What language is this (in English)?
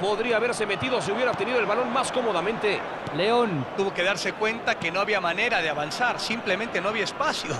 Spanish